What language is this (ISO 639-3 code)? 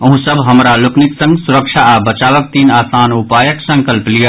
mai